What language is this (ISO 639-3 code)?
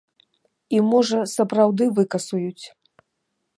bel